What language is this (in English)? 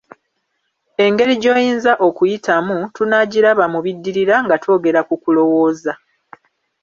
Ganda